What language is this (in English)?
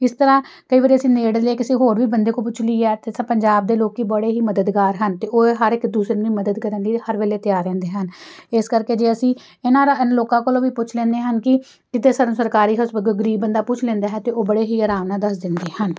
Punjabi